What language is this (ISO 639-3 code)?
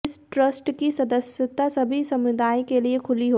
hin